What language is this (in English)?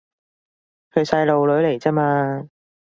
Cantonese